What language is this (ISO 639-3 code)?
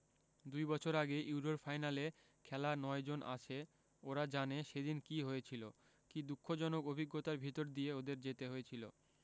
ben